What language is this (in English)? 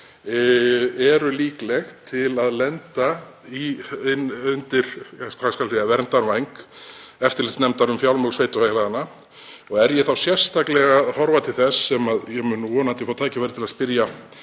Icelandic